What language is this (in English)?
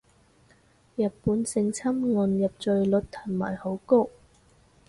Cantonese